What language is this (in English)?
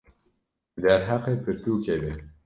Kurdish